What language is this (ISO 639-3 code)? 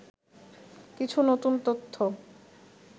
ben